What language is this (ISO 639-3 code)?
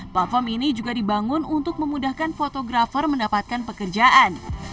ind